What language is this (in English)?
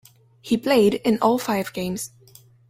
English